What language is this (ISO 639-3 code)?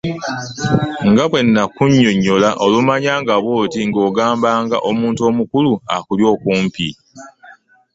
lug